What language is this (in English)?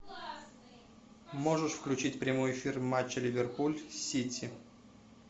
Russian